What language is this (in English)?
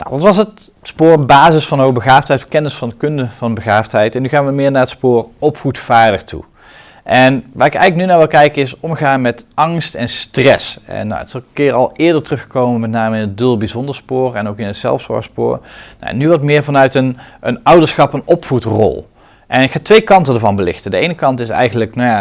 Dutch